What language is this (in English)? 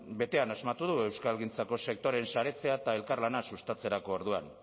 Basque